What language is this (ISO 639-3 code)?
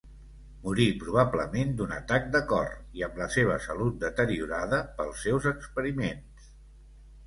cat